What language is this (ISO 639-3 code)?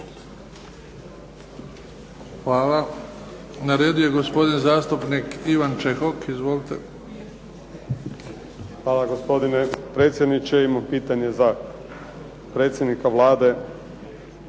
hrv